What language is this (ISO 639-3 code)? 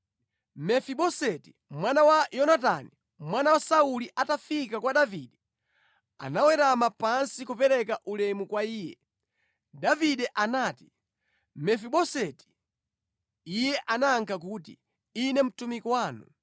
nya